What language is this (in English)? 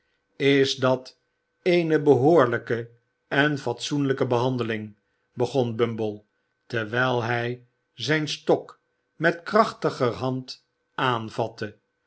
Dutch